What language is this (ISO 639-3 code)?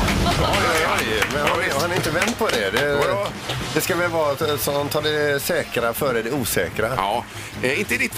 swe